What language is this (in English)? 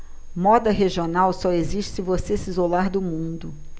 Portuguese